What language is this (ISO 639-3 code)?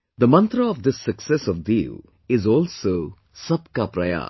eng